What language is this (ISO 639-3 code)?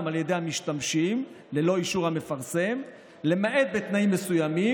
heb